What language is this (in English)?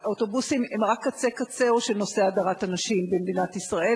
Hebrew